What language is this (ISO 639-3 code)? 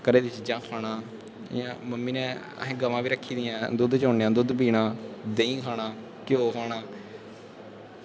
doi